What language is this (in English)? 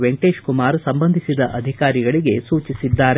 Kannada